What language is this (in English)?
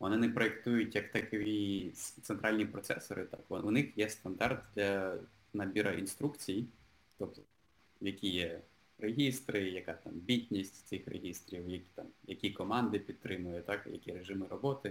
Ukrainian